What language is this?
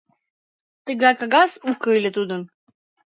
Mari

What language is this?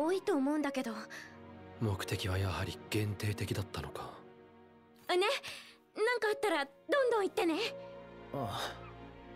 German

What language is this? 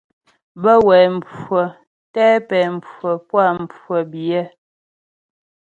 Ghomala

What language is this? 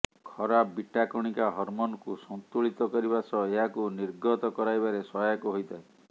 Odia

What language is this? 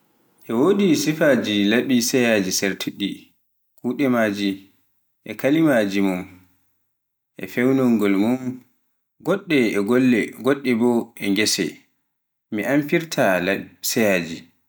Pular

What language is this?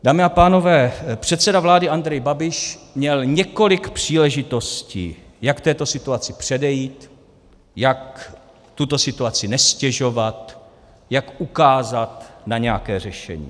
Czech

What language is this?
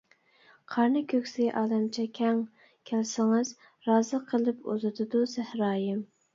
Uyghur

